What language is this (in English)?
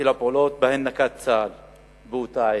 Hebrew